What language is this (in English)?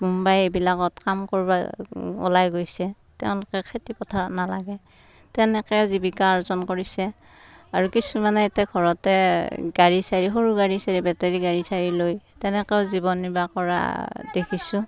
Assamese